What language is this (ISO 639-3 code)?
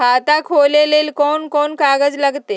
mag